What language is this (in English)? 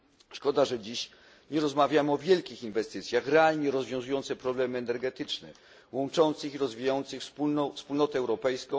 Polish